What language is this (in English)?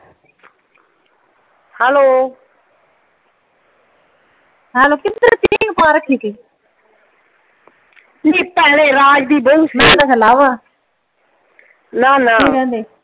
Punjabi